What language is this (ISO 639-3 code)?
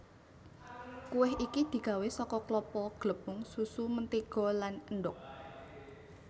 jav